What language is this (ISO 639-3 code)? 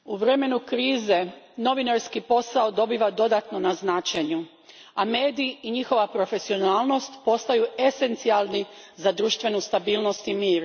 hrv